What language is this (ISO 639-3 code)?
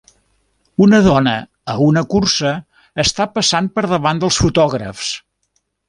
cat